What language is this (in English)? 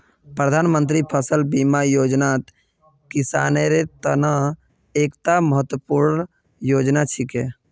Magahi